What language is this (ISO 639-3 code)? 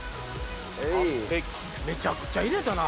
jpn